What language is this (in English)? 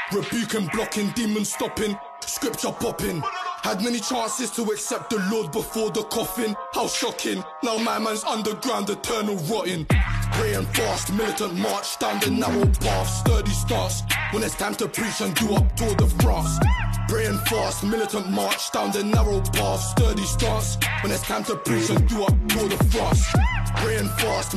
English